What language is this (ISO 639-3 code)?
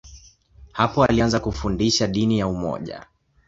swa